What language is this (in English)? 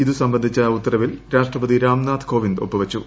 Malayalam